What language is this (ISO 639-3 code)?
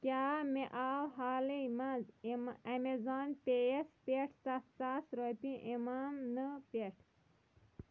kas